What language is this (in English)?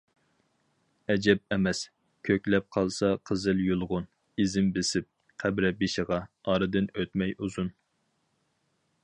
Uyghur